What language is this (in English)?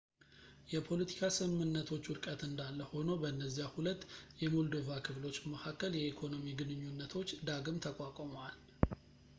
Amharic